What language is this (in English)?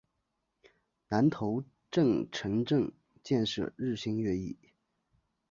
Chinese